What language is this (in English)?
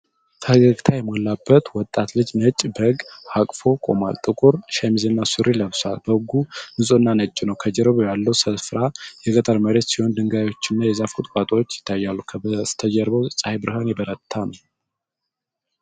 Amharic